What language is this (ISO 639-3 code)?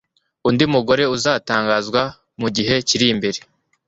kin